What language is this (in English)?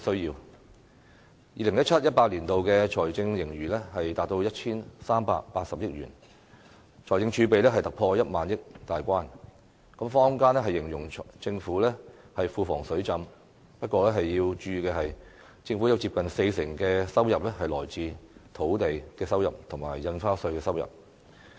Cantonese